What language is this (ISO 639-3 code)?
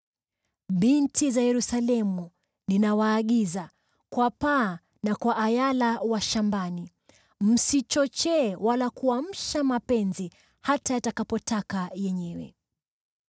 swa